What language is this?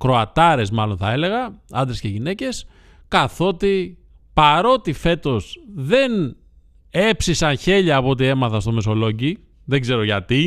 Greek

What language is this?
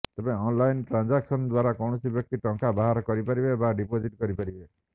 Odia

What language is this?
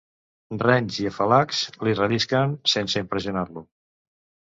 Catalan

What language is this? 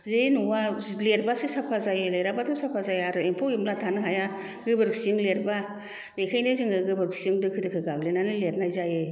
Bodo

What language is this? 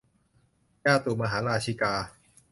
Thai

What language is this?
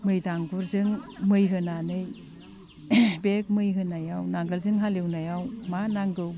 Bodo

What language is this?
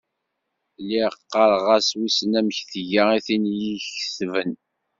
Kabyle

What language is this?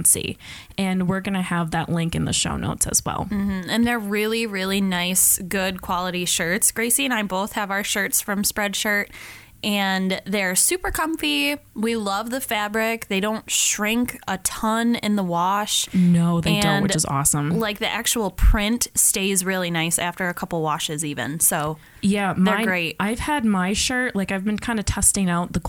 English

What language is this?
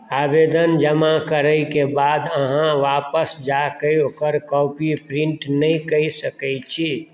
Maithili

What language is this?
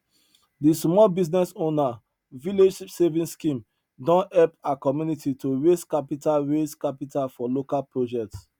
Nigerian Pidgin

